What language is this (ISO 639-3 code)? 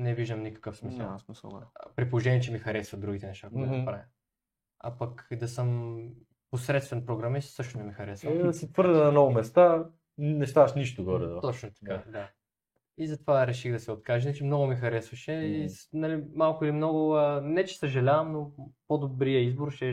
bul